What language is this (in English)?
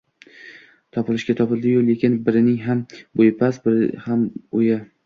Uzbek